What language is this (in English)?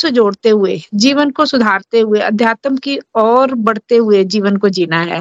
Hindi